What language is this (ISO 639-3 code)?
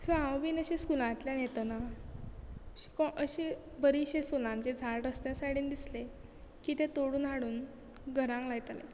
kok